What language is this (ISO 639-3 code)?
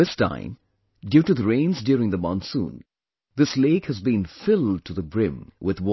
eng